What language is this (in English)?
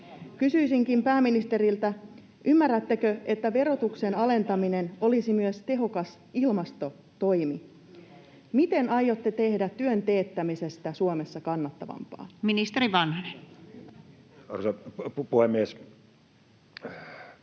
Finnish